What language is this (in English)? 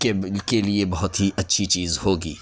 Urdu